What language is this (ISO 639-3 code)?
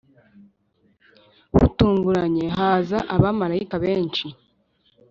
kin